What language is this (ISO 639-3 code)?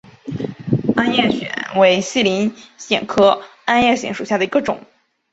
zho